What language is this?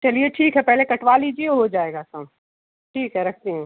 Hindi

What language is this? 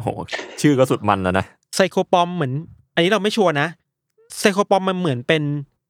Thai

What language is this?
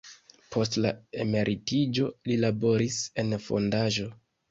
Esperanto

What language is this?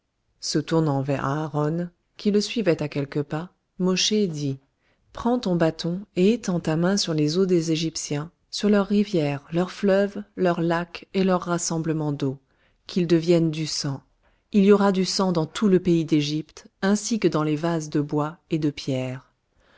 French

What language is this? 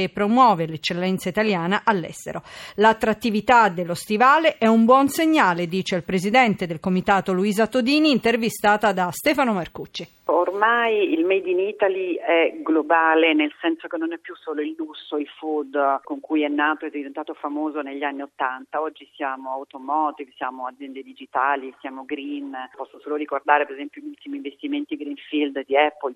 Italian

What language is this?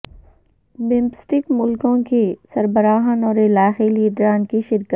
Urdu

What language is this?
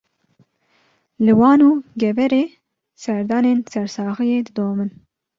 Kurdish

